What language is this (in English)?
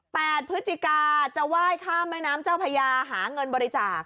Thai